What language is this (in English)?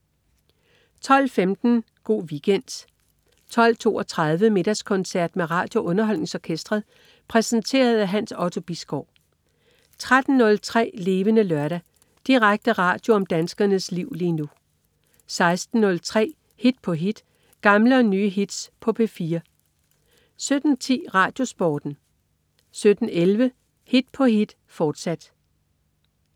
Danish